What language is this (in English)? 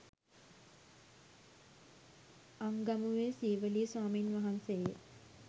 Sinhala